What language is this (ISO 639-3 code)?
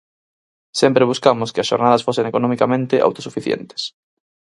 glg